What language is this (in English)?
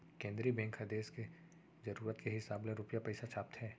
Chhattisgarhi